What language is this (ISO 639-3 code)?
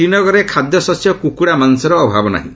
ori